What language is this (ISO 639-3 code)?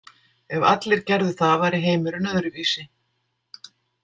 isl